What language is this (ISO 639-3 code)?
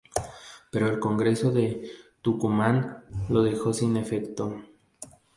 spa